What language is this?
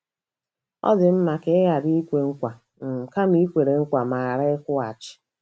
Igbo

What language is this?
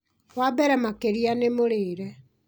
Kikuyu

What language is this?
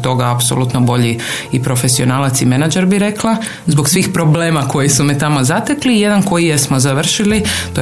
Croatian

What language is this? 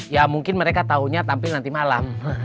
Indonesian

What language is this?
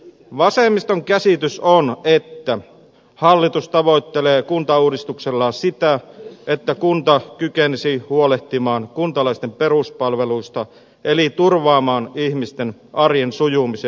Finnish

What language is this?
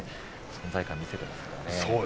Japanese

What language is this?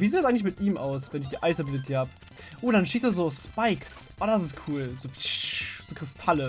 German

